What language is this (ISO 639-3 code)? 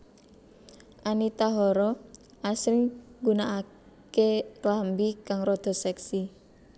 jav